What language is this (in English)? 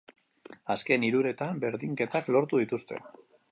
Basque